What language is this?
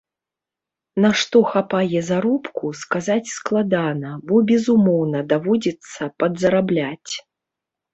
Belarusian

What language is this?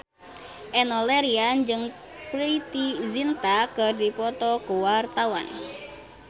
Sundanese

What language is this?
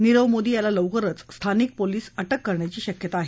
Marathi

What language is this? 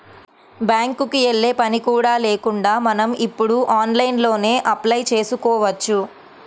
Telugu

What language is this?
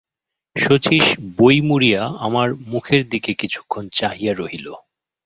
Bangla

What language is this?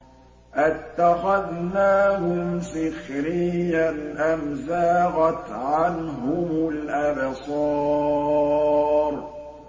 Arabic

